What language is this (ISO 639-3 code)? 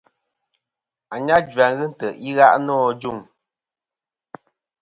bkm